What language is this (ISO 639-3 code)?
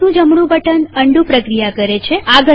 guj